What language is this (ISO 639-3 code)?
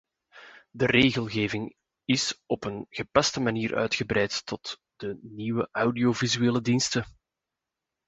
nld